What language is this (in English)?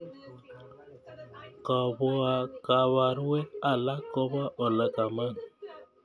Kalenjin